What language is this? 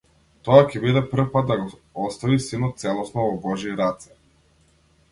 Macedonian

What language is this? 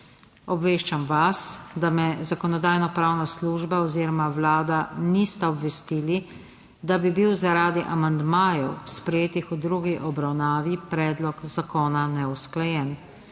Slovenian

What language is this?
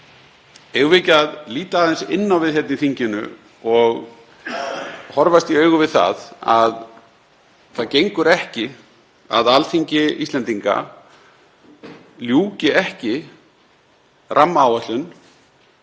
Icelandic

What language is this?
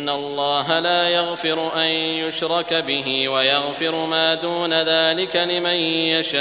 Arabic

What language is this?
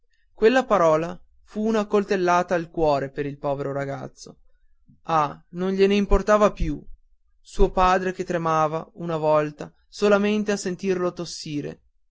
Italian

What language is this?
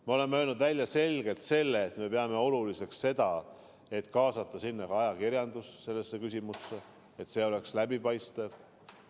Estonian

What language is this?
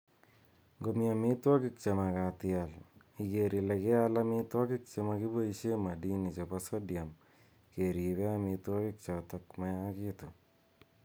Kalenjin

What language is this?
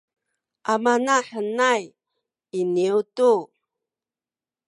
Sakizaya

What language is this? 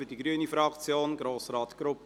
Swiss German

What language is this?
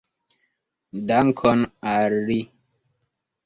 Esperanto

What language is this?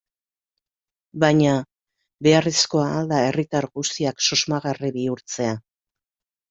Basque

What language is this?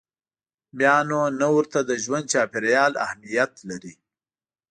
Pashto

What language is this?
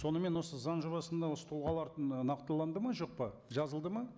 Kazakh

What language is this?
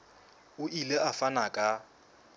Southern Sotho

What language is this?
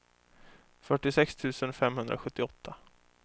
Swedish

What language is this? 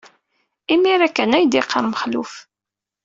Kabyle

